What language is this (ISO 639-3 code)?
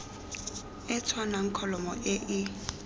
tsn